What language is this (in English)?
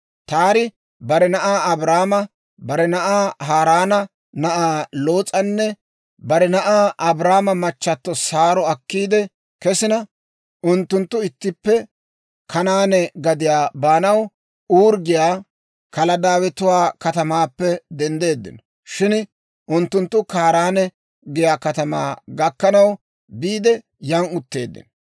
Dawro